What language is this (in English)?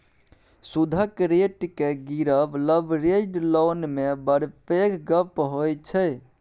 Maithili